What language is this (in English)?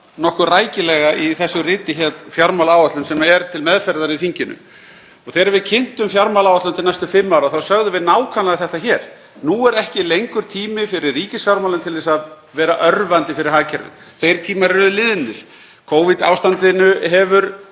Icelandic